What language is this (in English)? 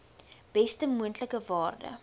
Afrikaans